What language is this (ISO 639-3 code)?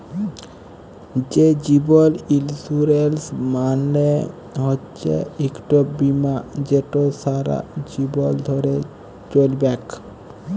ben